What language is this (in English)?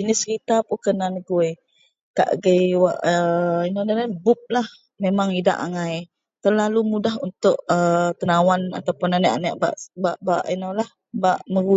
Central Melanau